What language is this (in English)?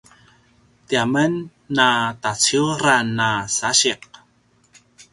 Paiwan